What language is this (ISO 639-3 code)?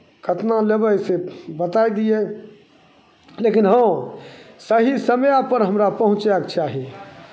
mai